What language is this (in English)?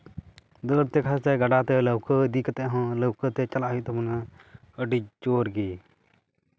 Santali